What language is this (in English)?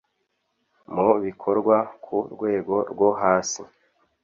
Kinyarwanda